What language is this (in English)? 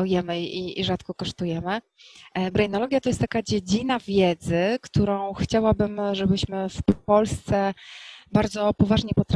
Polish